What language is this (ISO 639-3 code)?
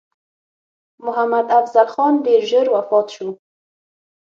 pus